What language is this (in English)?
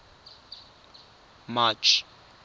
Tswana